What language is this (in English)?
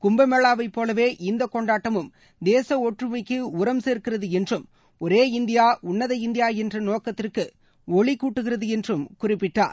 Tamil